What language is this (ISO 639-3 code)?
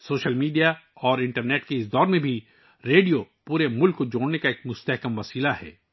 urd